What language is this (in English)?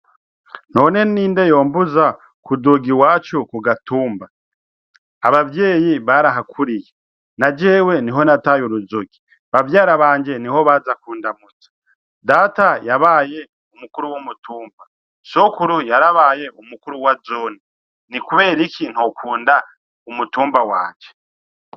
Rundi